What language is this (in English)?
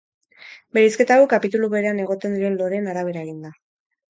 Basque